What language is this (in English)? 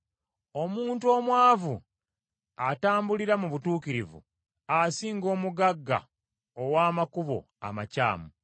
Ganda